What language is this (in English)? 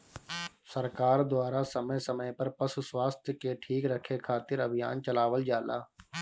Bhojpuri